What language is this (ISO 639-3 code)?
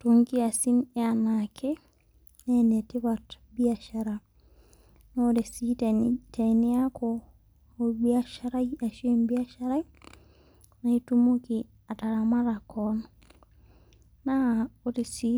mas